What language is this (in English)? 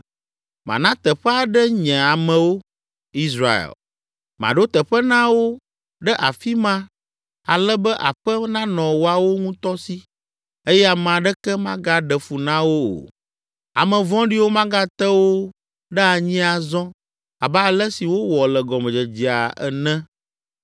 Ewe